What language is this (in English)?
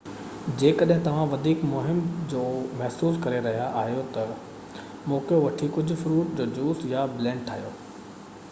Sindhi